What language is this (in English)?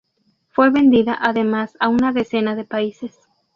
Spanish